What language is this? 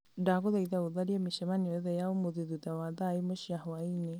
Kikuyu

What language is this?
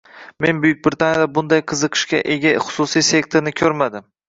Uzbek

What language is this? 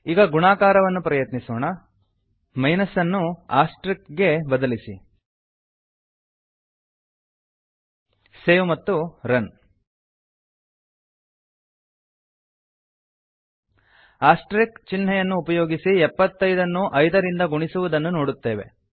Kannada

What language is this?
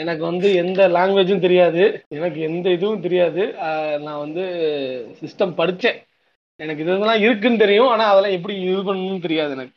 Tamil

